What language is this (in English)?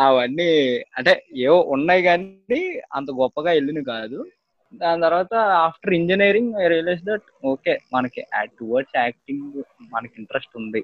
Telugu